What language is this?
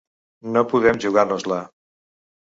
Catalan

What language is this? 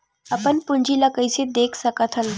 Chhattisgarhi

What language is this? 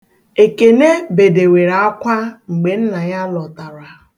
Igbo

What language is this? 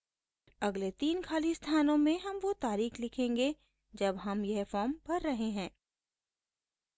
Hindi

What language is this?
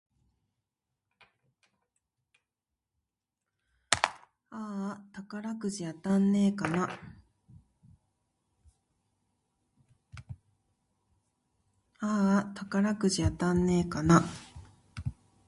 Japanese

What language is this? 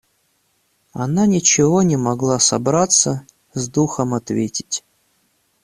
Russian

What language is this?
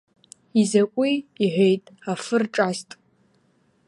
Abkhazian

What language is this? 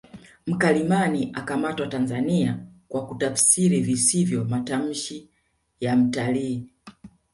Swahili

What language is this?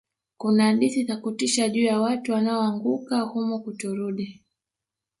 Swahili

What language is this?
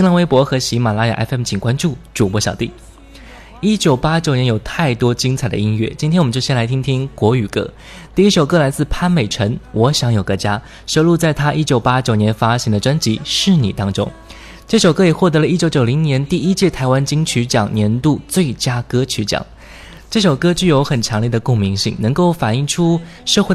Chinese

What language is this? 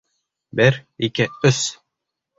Bashkir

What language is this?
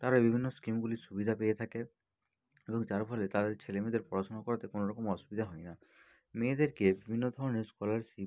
Bangla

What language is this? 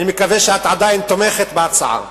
Hebrew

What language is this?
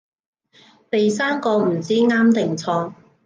Cantonese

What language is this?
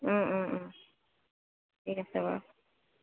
Assamese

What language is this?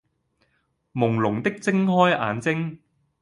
Cantonese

